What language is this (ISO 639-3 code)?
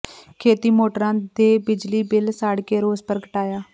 pan